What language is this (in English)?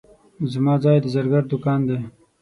Pashto